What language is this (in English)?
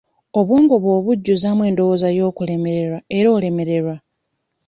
Ganda